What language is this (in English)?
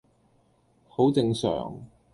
Cantonese